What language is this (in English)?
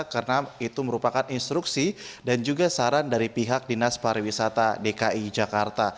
Indonesian